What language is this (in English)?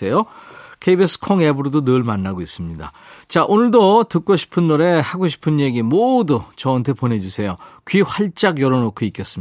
Korean